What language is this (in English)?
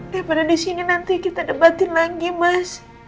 Indonesian